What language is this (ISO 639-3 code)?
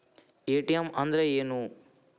kan